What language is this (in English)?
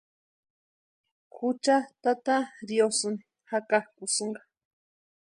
Western Highland Purepecha